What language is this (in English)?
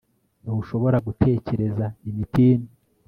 Kinyarwanda